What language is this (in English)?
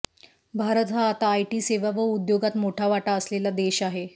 Marathi